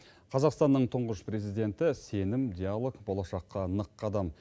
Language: Kazakh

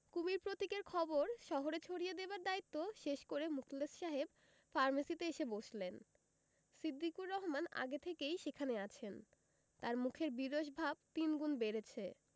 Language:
Bangla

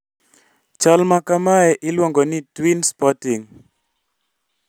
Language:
Luo (Kenya and Tanzania)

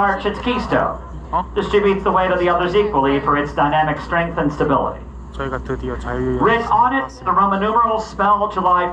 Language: Korean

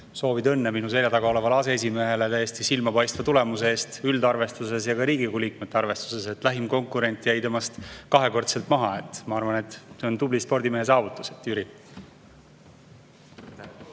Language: Estonian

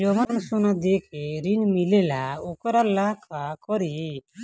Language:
Bhojpuri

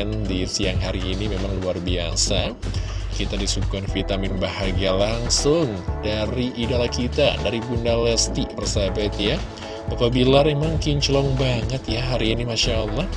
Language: Indonesian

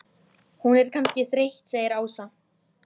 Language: Icelandic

